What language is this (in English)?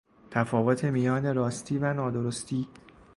Persian